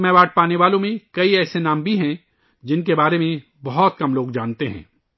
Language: Urdu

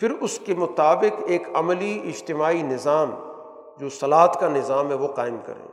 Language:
Urdu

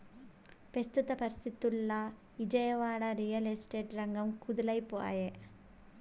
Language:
Telugu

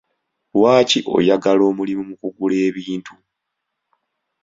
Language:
Ganda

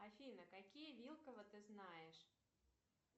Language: Russian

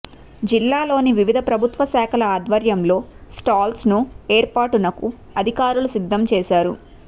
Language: Telugu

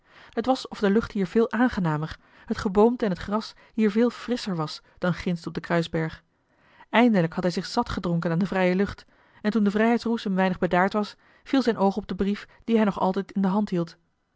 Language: Dutch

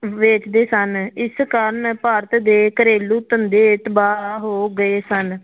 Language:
Punjabi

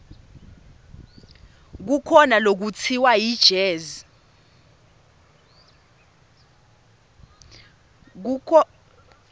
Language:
Swati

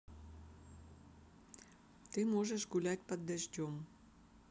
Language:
Russian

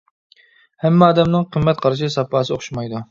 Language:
Uyghur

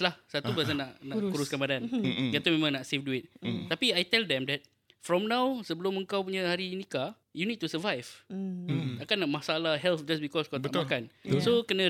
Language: Malay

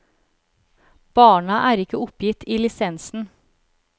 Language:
Norwegian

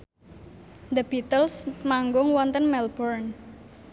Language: Javanese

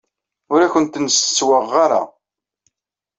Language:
Kabyle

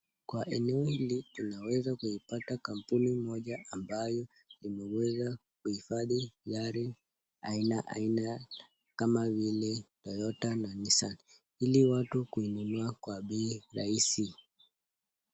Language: Swahili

